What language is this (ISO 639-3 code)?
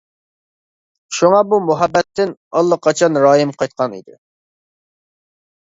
uig